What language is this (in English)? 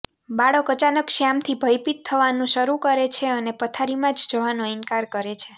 Gujarati